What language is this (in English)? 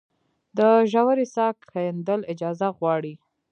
Pashto